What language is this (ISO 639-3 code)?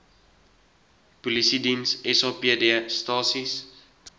afr